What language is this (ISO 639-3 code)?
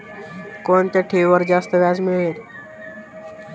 mar